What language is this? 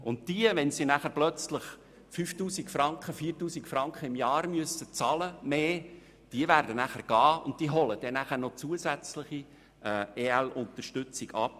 Swiss German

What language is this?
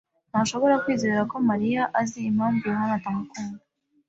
Kinyarwanda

